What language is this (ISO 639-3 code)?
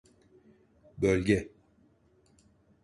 tur